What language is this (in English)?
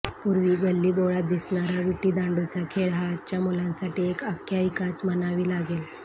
Marathi